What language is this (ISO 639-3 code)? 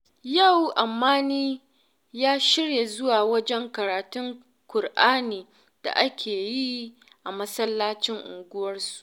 hau